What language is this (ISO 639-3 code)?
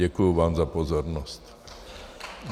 ces